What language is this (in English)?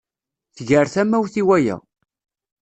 Kabyle